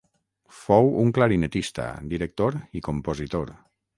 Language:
Catalan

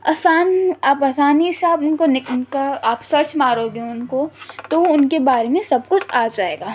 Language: Urdu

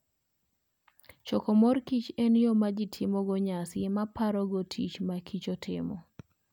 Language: Luo (Kenya and Tanzania)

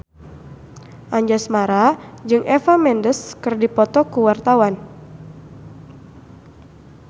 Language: Sundanese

